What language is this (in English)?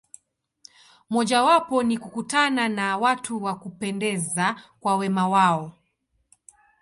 Swahili